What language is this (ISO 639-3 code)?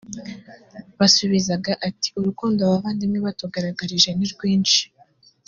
kin